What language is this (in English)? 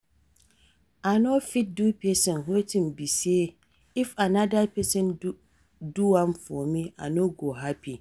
Nigerian Pidgin